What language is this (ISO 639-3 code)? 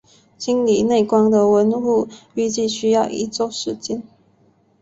zho